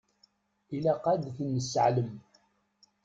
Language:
Kabyle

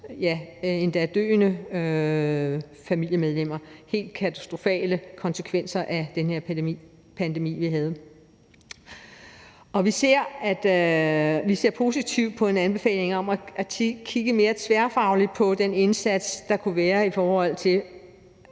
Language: Danish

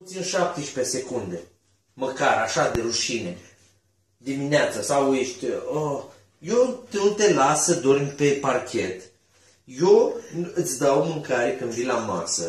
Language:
Romanian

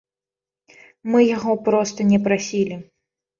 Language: Belarusian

